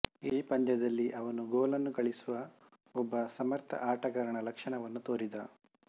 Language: Kannada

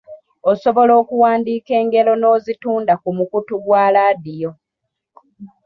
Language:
Ganda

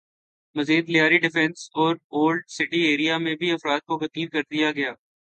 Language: Urdu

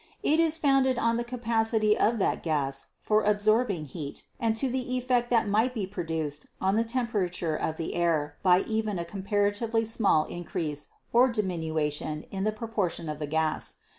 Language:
English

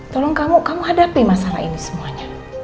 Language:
Indonesian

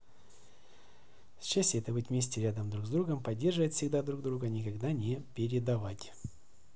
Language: Russian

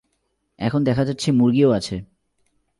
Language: Bangla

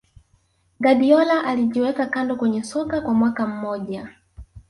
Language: Swahili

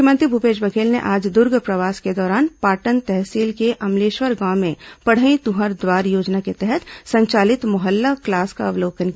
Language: Hindi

